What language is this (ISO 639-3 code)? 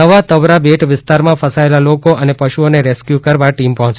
guj